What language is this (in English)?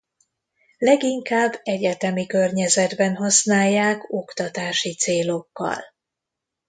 Hungarian